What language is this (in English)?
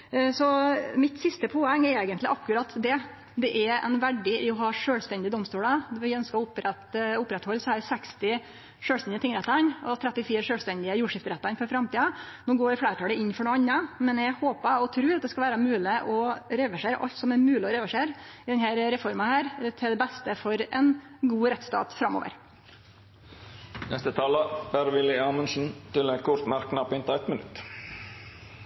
Norwegian Nynorsk